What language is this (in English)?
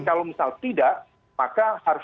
Indonesian